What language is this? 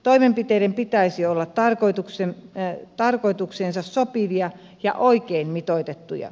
Finnish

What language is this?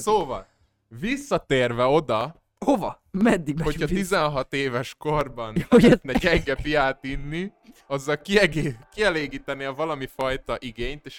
Hungarian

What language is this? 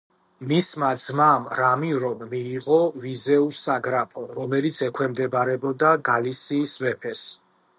Georgian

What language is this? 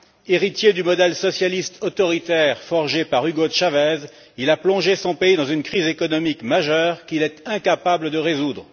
French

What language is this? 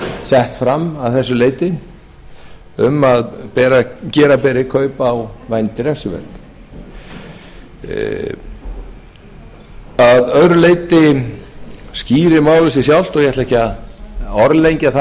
Icelandic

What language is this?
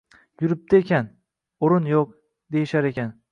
Uzbek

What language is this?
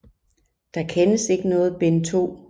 Danish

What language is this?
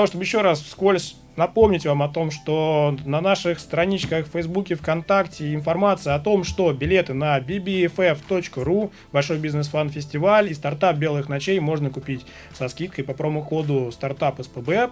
Russian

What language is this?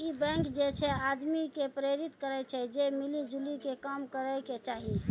Maithili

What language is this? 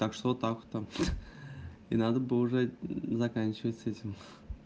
Russian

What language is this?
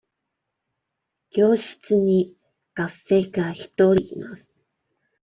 Japanese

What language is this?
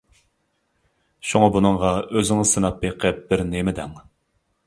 Uyghur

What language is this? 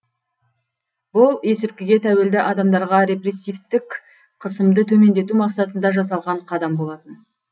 Kazakh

